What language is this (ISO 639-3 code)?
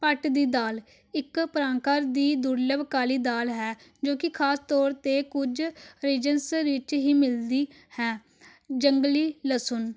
pan